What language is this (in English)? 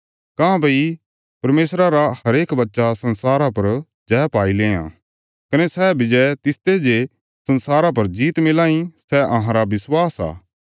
Bilaspuri